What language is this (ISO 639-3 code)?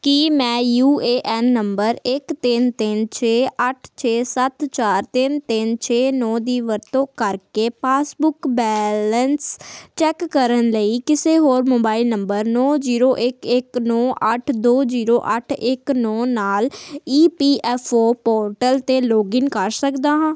pan